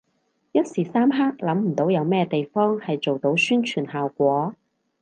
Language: Cantonese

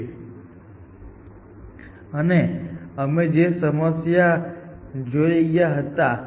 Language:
Gujarati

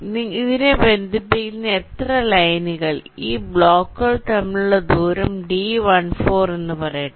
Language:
Malayalam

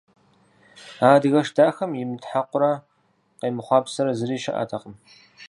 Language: Kabardian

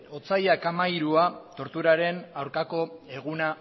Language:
Basque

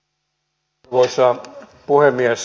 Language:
Finnish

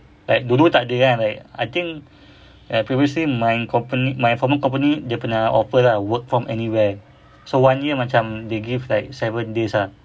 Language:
English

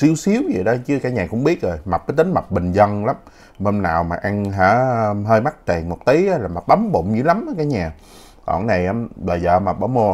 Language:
Vietnamese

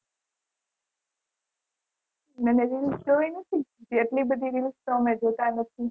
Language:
Gujarati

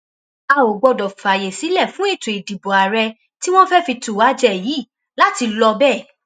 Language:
Yoruba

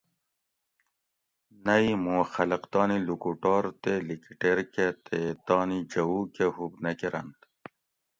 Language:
Gawri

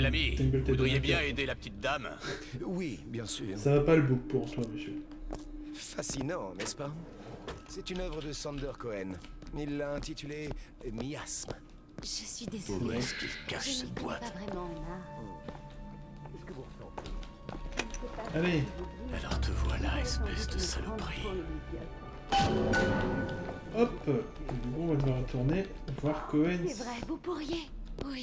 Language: French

